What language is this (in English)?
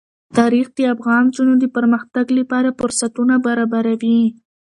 Pashto